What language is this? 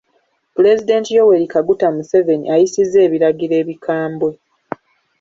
Ganda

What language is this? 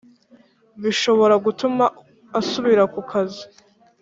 Kinyarwanda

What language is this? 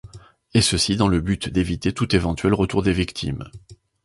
French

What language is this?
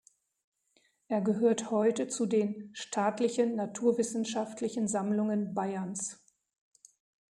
German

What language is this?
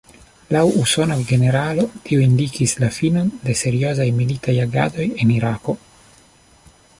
Esperanto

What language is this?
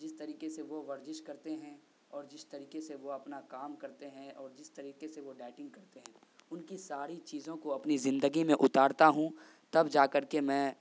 Urdu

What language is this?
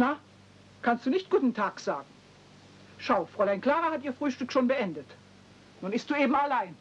German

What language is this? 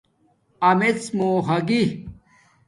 Domaaki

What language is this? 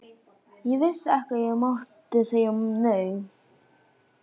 Icelandic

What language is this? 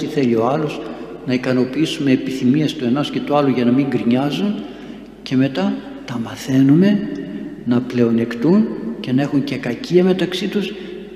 Greek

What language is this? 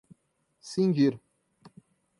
Portuguese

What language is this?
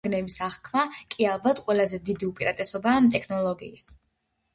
Georgian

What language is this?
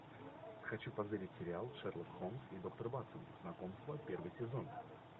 Russian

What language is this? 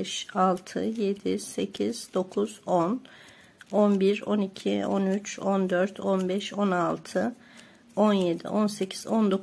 Turkish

